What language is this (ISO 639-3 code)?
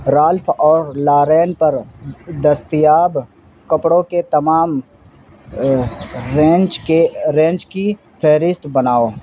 urd